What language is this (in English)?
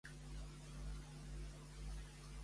Catalan